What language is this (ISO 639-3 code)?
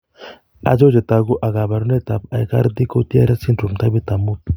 kln